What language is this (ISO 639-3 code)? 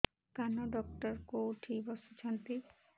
ori